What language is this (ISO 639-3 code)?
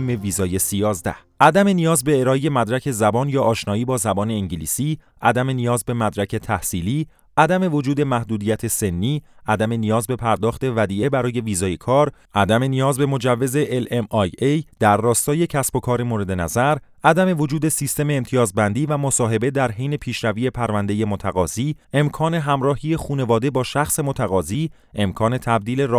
fas